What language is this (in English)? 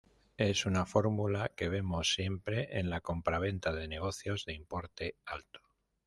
Spanish